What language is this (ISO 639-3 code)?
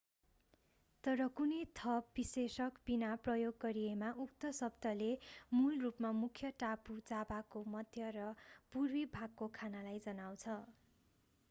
nep